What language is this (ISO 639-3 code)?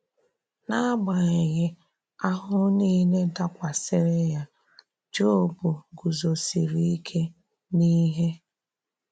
ibo